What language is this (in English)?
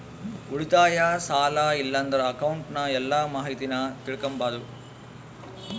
Kannada